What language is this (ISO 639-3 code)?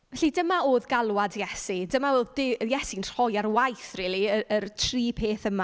cym